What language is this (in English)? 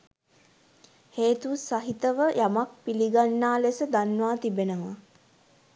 Sinhala